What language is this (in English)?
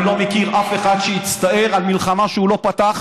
Hebrew